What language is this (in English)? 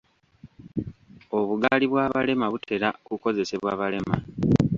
Ganda